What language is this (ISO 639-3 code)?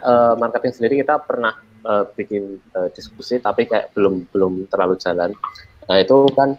ind